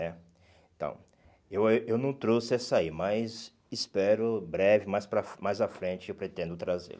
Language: Portuguese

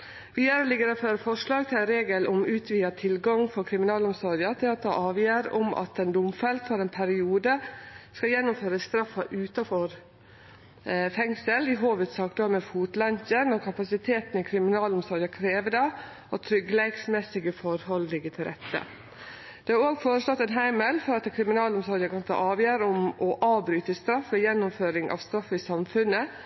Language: Norwegian Nynorsk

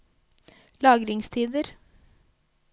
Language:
Norwegian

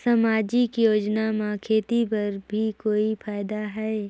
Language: Chhattisgarhi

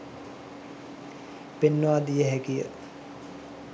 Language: Sinhala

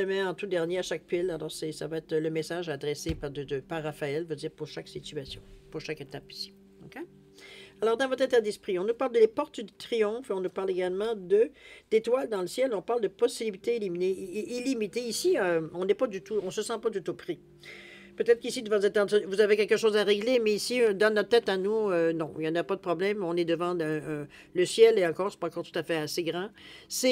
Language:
French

